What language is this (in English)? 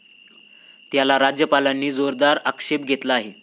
Marathi